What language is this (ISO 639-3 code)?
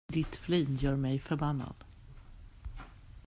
swe